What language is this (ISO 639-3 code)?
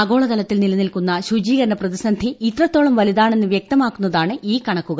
mal